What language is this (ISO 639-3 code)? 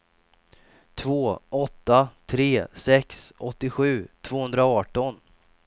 swe